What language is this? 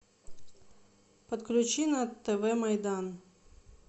Russian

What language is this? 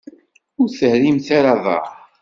Kabyle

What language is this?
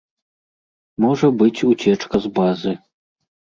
Belarusian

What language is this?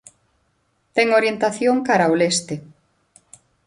Galician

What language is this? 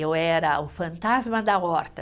Portuguese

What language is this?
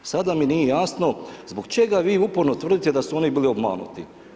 Croatian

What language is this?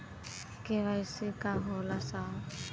Bhojpuri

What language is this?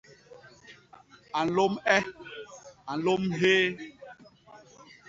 Basaa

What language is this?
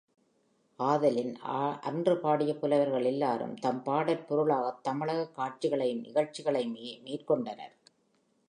Tamil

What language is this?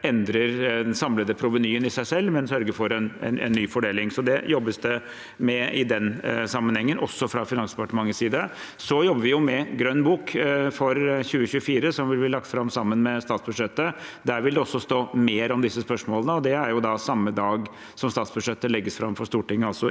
Norwegian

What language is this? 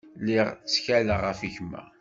Kabyle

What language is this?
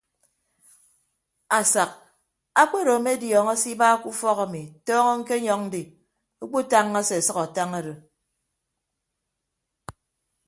Ibibio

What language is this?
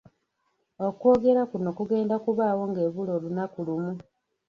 Ganda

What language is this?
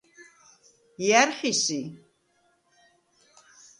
Svan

